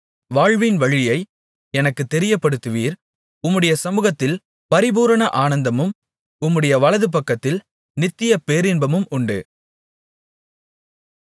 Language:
Tamil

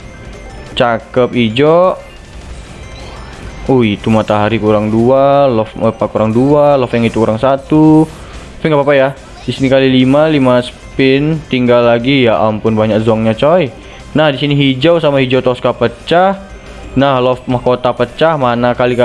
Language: Indonesian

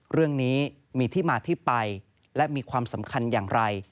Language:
Thai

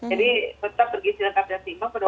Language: Indonesian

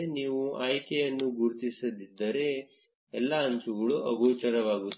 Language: Kannada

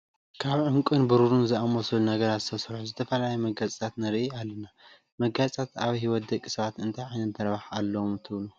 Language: Tigrinya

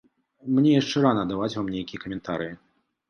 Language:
Belarusian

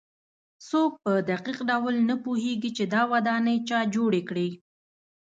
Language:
Pashto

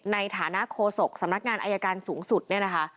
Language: Thai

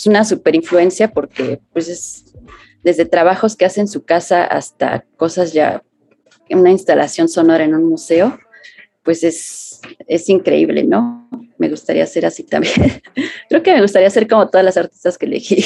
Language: Spanish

